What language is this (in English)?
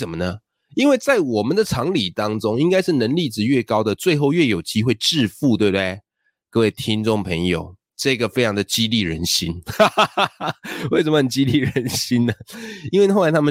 Chinese